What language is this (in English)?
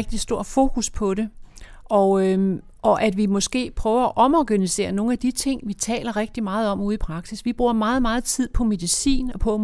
Danish